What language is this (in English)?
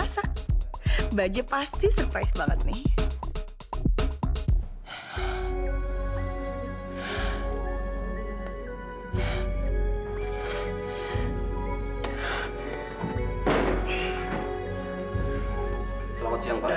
Indonesian